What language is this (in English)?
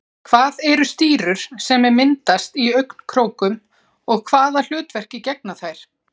Icelandic